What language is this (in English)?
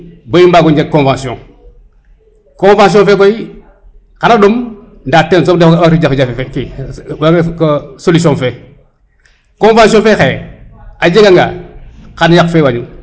Serer